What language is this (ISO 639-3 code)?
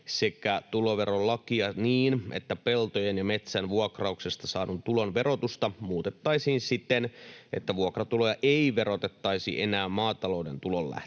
fin